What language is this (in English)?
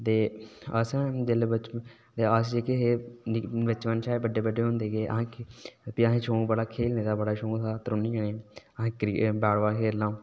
Dogri